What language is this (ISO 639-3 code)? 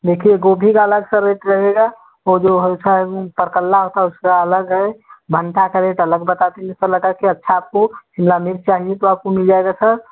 hin